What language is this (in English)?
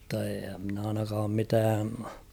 Finnish